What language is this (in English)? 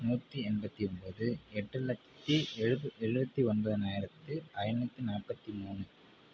Tamil